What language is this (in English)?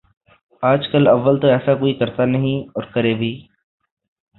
Urdu